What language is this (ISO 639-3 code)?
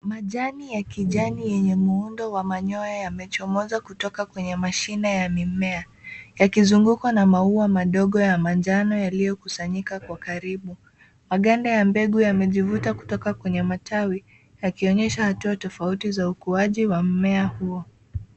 swa